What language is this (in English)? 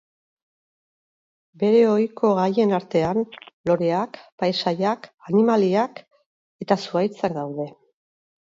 Basque